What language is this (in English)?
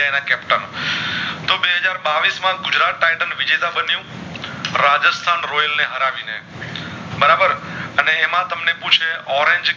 Gujarati